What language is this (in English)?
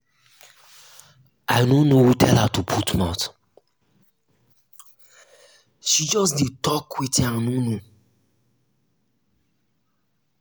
Nigerian Pidgin